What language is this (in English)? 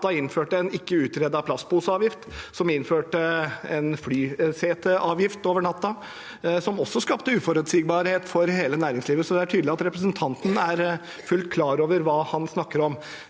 Norwegian